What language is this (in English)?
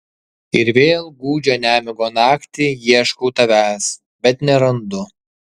Lithuanian